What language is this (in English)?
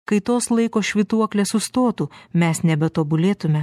Lithuanian